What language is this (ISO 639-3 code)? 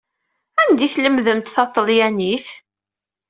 kab